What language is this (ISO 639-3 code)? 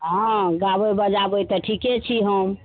mai